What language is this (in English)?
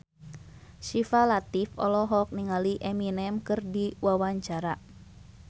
Sundanese